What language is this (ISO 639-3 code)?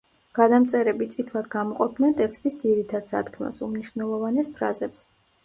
kat